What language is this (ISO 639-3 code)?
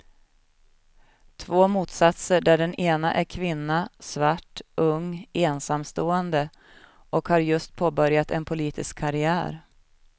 swe